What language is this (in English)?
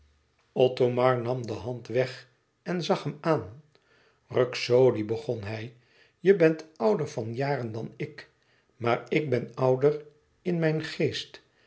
Dutch